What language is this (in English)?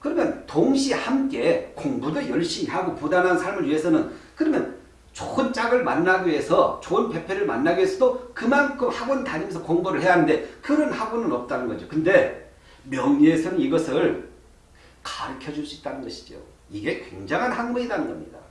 Korean